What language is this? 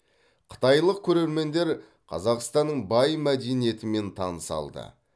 Kazakh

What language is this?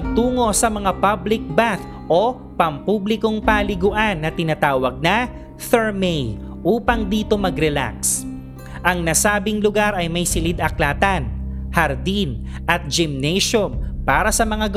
Filipino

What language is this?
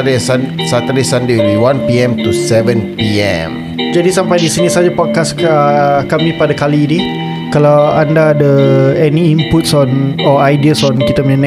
Malay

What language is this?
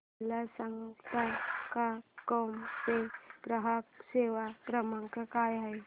Marathi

